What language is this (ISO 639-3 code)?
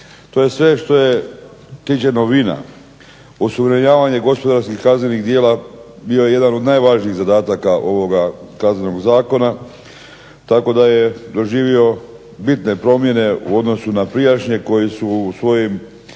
hrv